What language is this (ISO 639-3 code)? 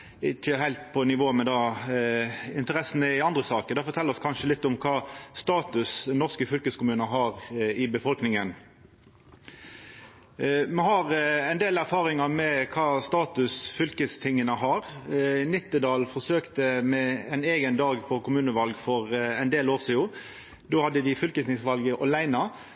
nno